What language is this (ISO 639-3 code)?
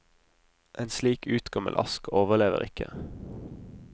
nor